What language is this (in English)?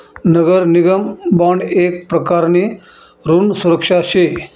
Marathi